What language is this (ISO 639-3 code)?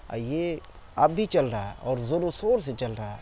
urd